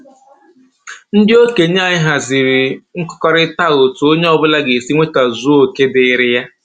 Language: Igbo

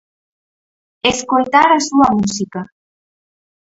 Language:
Galician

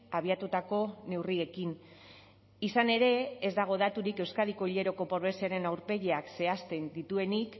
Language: Basque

